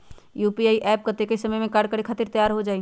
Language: Magahi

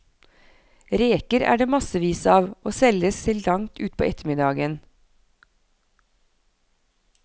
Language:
Norwegian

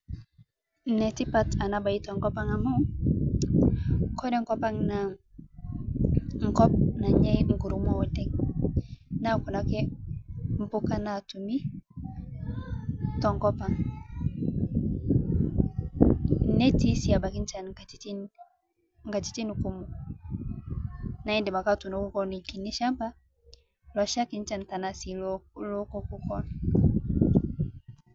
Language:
Masai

